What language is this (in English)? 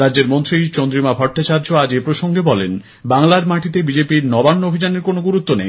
Bangla